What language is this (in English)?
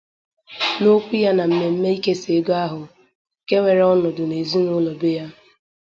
Igbo